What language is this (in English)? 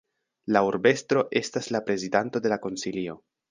Esperanto